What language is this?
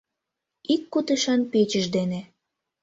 Mari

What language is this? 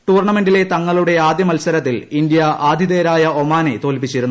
Malayalam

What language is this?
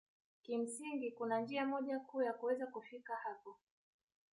Swahili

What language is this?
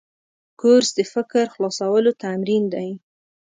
Pashto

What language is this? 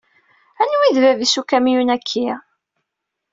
Kabyle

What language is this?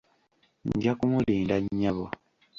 Ganda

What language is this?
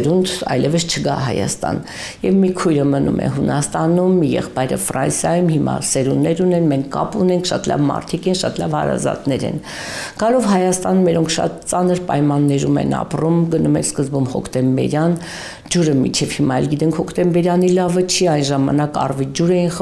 Romanian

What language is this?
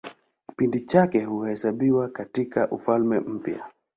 Swahili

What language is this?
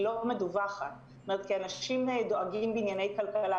Hebrew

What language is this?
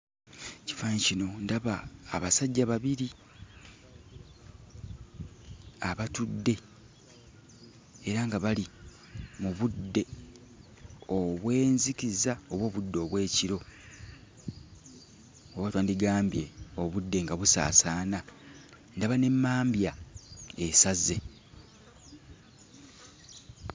Ganda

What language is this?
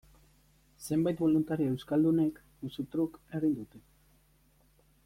Basque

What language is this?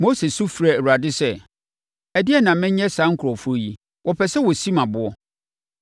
Akan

